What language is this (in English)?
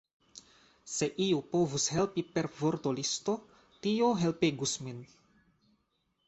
Esperanto